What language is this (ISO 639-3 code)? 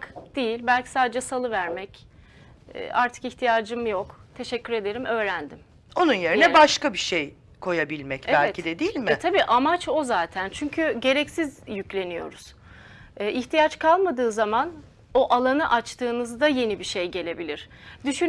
tur